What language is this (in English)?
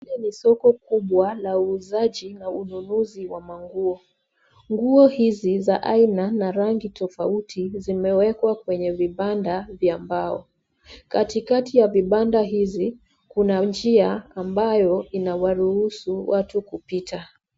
Swahili